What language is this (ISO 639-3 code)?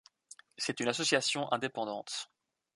fra